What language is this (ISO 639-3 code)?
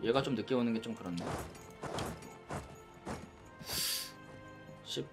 kor